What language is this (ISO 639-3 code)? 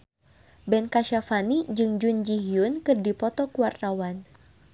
sun